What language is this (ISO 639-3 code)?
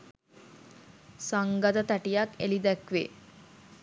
sin